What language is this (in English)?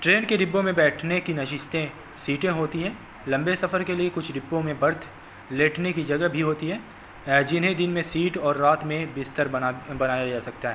Urdu